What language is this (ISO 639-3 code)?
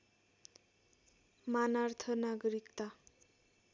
nep